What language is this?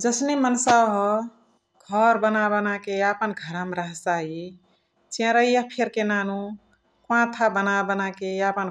Chitwania Tharu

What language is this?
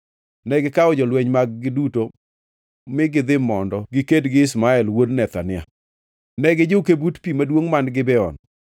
Luo (Kenya and Tanzania)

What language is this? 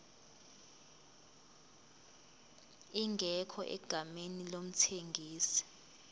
Zulu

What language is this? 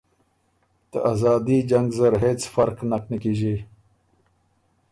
Ormuri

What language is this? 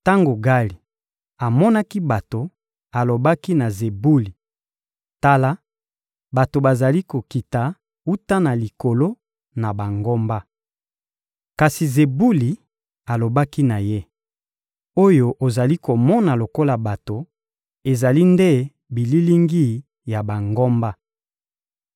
Lingala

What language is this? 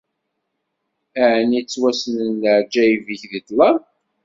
Kabyle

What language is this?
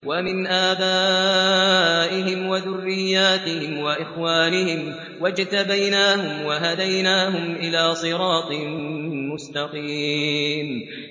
Arabic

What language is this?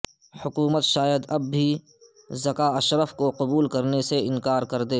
Urdu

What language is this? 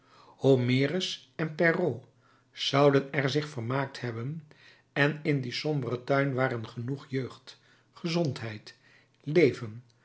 Dutch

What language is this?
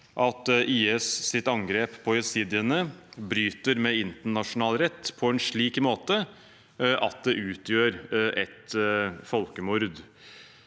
Norwegian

